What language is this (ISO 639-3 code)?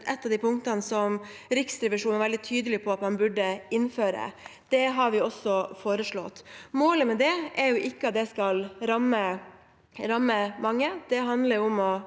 nor